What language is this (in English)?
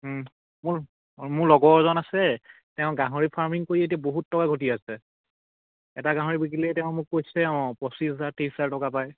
Assamese